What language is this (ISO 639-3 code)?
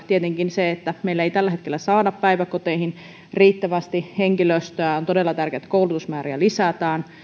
fin